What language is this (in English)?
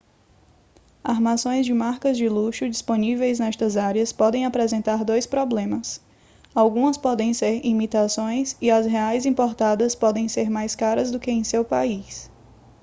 Portuguese